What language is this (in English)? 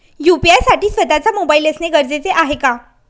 Marathi